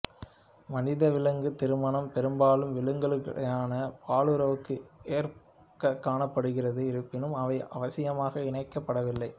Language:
Tamil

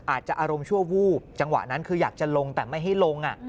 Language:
Thai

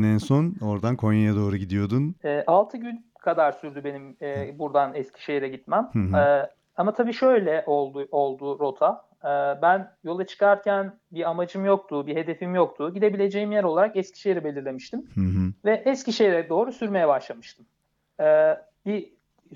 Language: Turkish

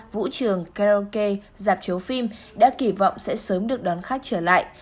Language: Vietnamese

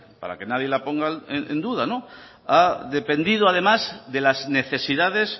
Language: Spanish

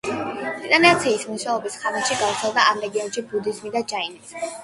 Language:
Georgian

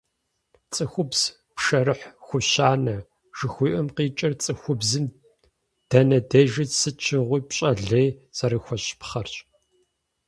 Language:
Kabardian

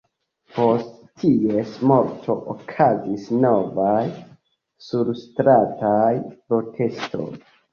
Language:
Esperanto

